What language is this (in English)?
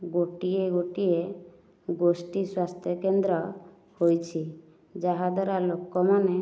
Odia